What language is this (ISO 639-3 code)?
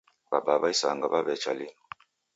dav